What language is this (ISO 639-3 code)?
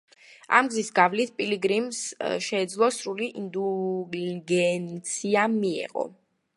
kat